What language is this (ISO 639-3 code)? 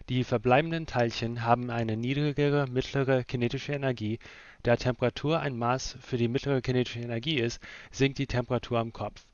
deu